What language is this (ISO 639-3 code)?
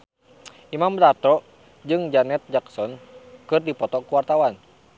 sun